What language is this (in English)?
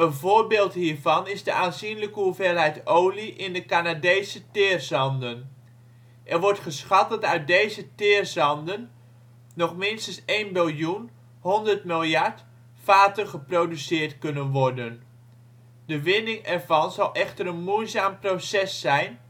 Dutch